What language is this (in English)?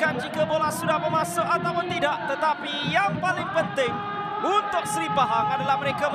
Malay